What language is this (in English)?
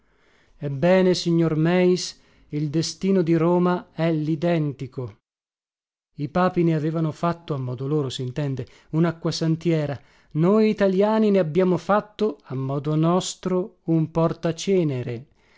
Italian